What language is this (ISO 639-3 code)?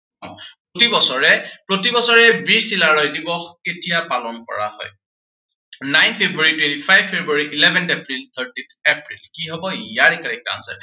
asm